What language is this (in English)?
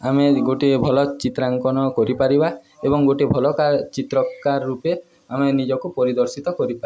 Odia